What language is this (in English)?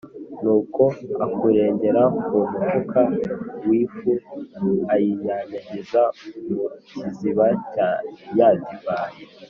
Kinyarwanda